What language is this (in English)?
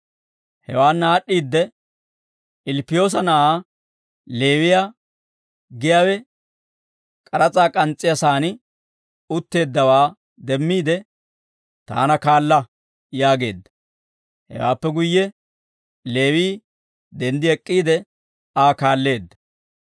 Dawro